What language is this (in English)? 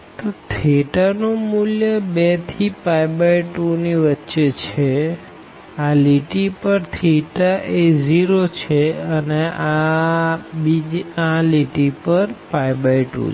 Gujarati